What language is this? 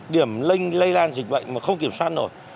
Vietnamese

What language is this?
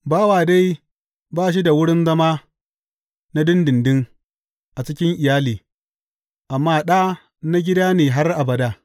Hausa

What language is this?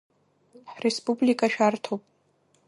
Abkhazian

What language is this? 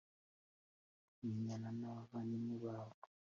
Kinyarwanda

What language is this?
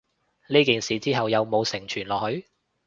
Cantonese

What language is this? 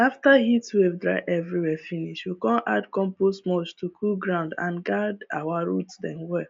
Nigerian Pidgin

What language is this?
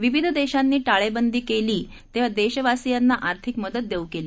Marathi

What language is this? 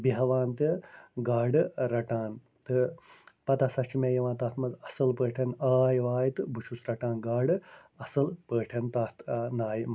Kashmiri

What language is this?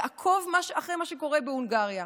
Hebrew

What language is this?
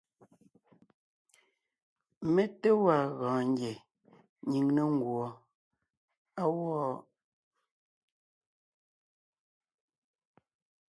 Ngiemboon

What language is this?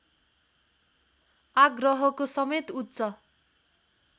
Nepali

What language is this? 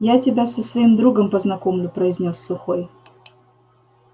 Russian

